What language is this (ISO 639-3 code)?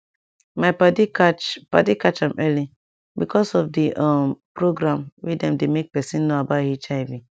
pcm